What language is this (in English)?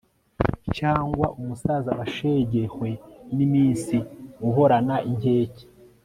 Kinyarwanda